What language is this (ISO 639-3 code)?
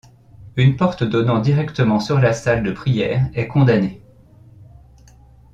fra